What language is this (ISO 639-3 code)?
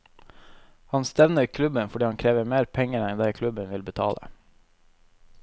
nor